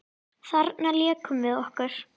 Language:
Icelandic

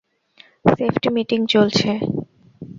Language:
Bangla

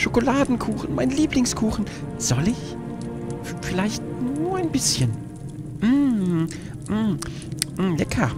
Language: German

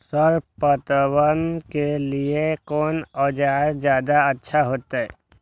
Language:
Maithili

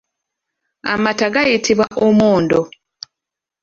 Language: Ganda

